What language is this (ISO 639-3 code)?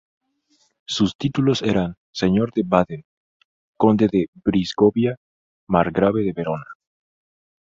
spa